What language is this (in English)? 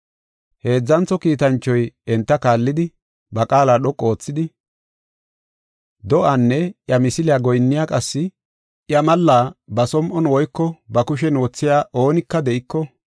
Gofa